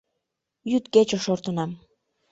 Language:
Mari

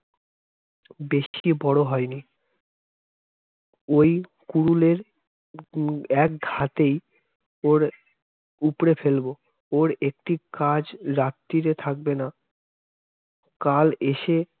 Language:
Bangla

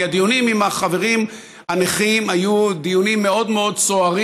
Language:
Hebrew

